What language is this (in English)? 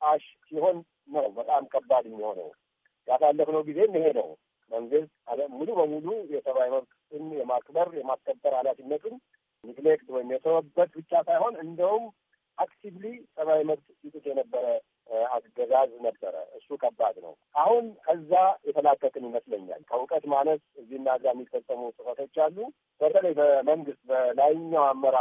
Amharic